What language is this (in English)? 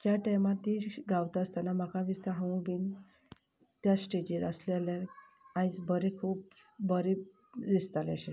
Konkani